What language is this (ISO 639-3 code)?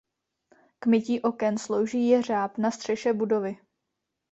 ces